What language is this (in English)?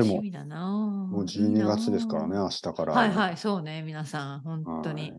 Japanese